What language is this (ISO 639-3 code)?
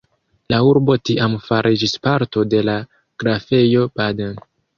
epo